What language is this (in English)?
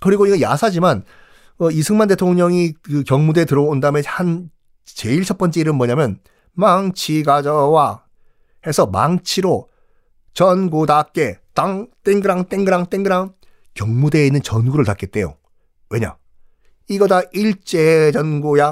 Korean